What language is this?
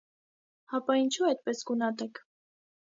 Armenian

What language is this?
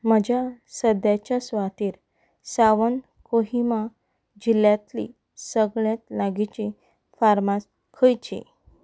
Konkani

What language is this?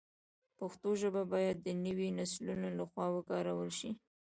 Pashto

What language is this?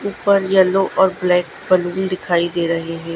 Hindi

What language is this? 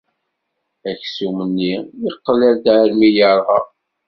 Kabyle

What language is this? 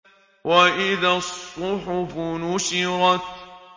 Arabic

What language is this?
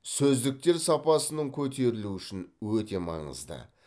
Kazakh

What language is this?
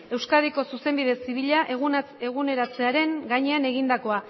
Basque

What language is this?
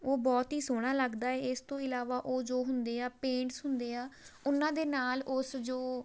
Punjabi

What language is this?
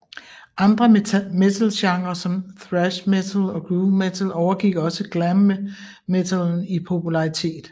Danish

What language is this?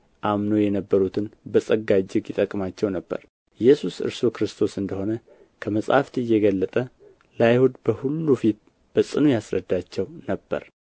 Amharic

